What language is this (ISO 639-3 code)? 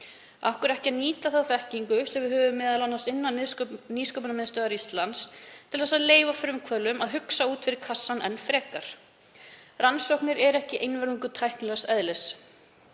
isl